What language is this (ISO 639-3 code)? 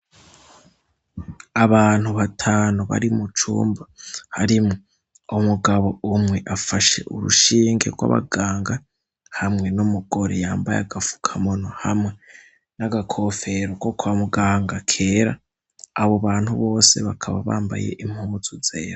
run